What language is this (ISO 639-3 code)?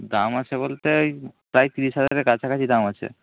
ben